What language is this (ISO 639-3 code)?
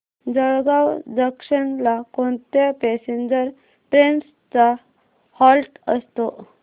mar